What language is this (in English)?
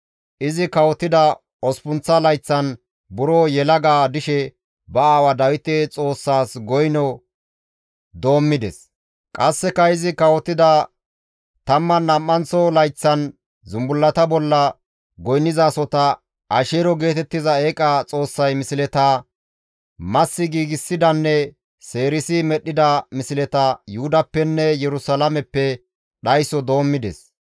Gamo